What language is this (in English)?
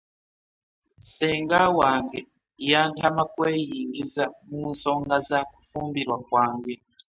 Ganda